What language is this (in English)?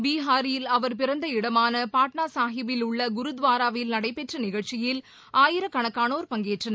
Tamil